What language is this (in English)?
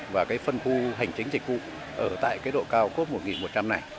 Vietnamese